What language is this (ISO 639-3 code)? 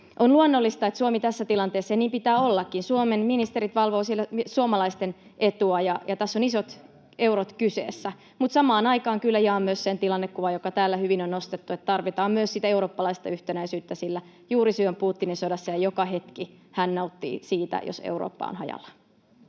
fin